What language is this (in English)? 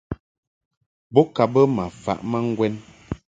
Mungaka